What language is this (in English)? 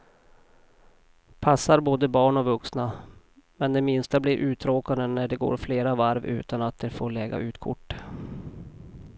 Swedish